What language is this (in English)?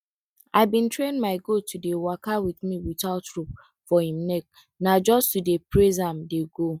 Nigerian Pidgin